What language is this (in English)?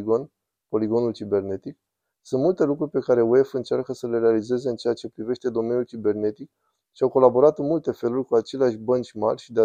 Romanian